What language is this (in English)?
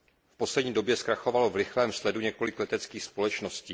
Czech